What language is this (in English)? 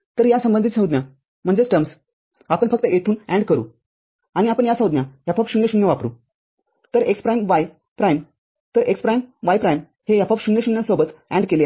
Marathi